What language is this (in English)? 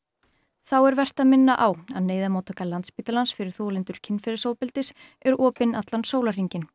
Icelandic